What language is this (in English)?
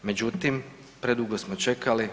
Croatian